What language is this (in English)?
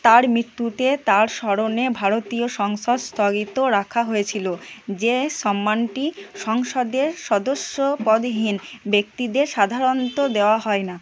Bangla